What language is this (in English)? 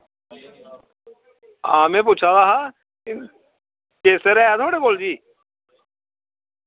Dogri